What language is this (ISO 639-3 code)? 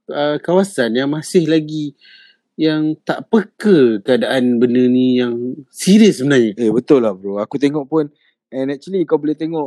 msa